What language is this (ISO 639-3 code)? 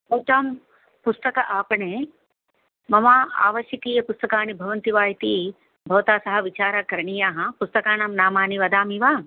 san